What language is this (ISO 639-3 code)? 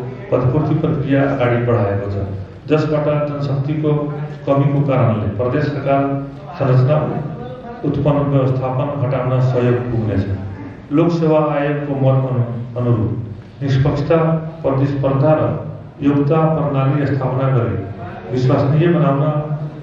hin